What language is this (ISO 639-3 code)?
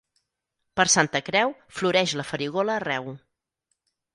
cat